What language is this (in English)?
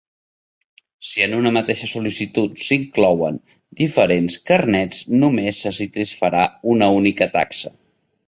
Catalan